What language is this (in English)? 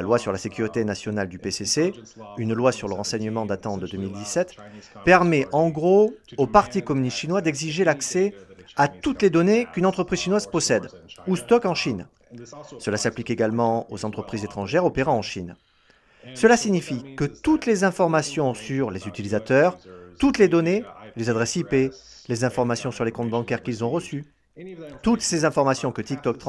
French